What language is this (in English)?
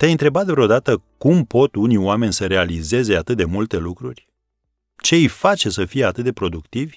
Romanian